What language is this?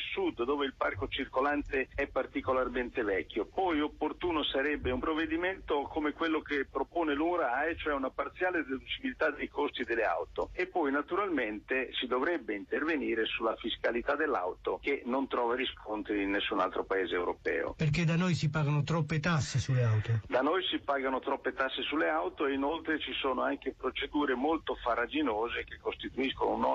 Italian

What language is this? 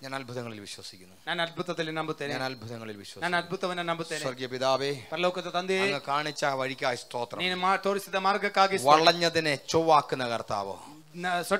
Malayalam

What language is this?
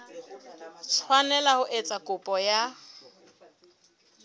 Southern Sotho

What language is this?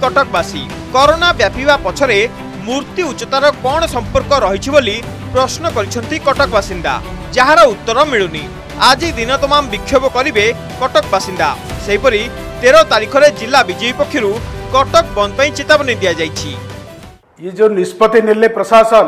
Hindi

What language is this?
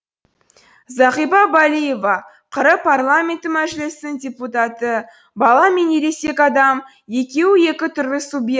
Kazakh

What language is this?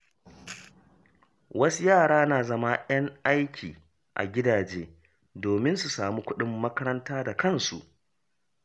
Hausa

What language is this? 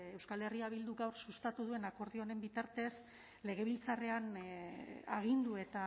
Basque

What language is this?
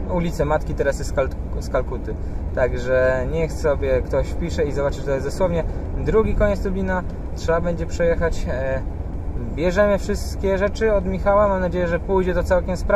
Polish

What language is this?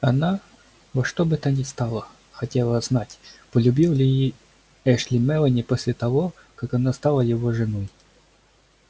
Russian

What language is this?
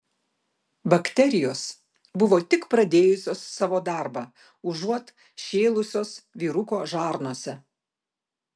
Lithuanian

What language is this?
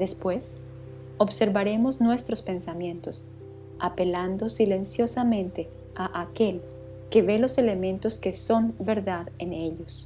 Spanish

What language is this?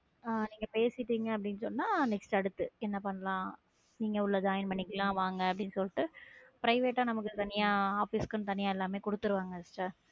Tamil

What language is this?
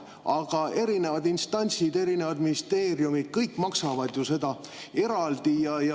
Estonian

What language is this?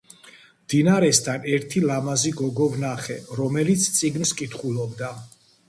Georgian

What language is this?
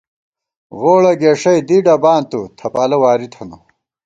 Gawar-Bati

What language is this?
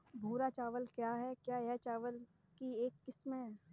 Hindi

